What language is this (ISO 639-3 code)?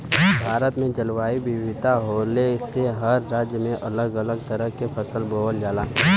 bho